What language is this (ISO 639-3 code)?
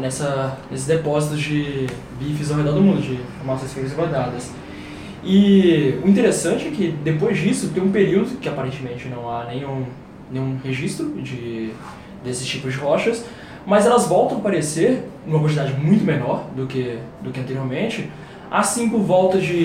por